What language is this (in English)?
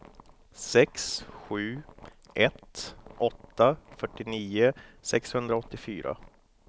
Swedish